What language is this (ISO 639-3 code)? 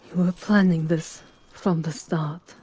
eng